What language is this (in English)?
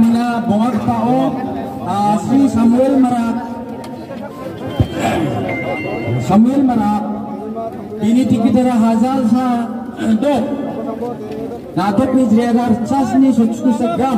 Indonesian